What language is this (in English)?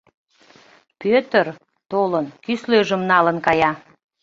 Mari